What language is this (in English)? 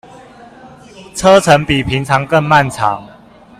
Chinese